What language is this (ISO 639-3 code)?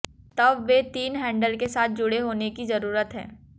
hin